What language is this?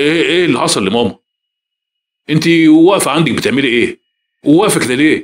Arabic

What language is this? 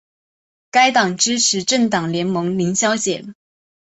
Chinese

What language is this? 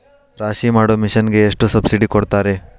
Kannada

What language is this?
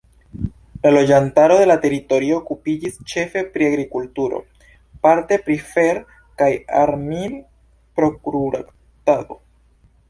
Esperanto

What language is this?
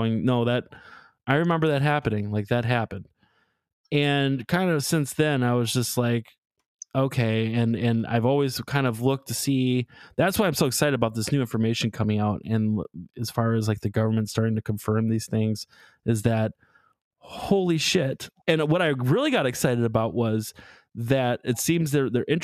English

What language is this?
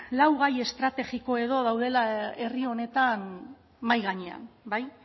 Basque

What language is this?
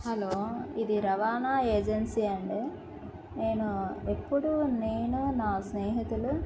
Telugu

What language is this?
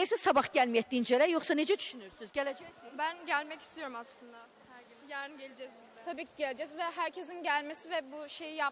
Turkish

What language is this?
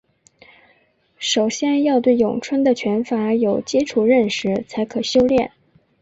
Chinese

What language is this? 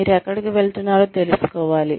Telugu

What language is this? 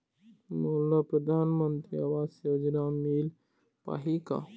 Chhattisgarhi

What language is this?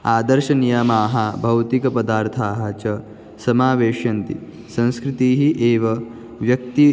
Sanskrit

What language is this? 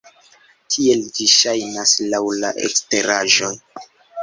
Esperanto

